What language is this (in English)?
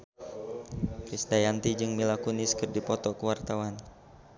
Sundanese